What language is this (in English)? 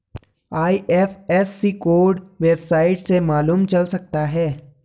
Hindi